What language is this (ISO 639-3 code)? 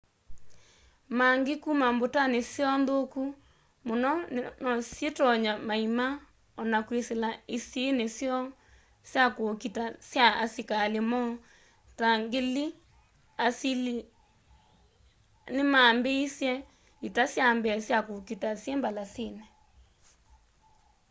kam